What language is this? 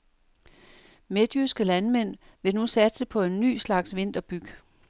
Danish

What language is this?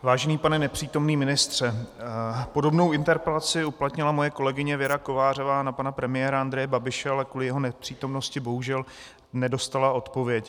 Czech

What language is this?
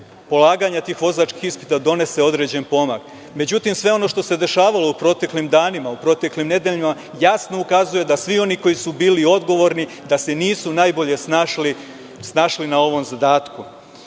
Serbian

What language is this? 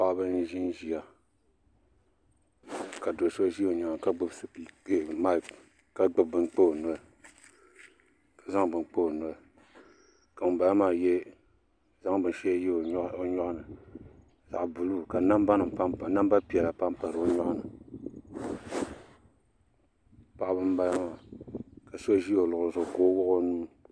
Dagbani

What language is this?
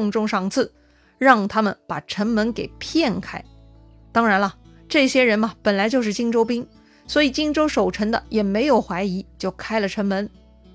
Chinese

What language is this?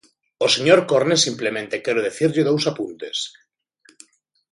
Galician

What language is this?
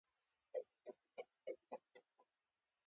Pashto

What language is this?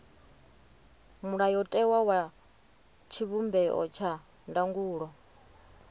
Venda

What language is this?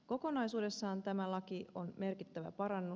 Finnish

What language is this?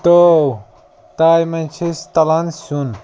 Kashmiri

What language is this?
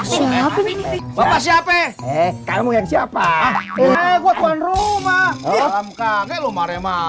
Indonesian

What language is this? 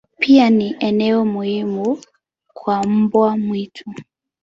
Swahili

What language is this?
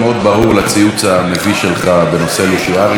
Hebrew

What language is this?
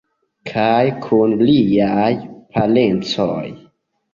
Esperanto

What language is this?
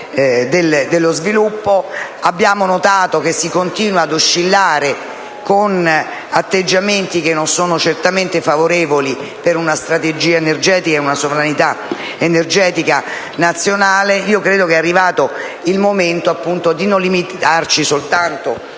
Italian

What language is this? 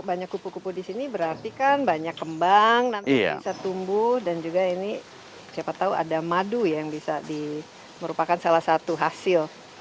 Indonesian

